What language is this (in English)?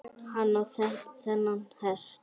Icelandic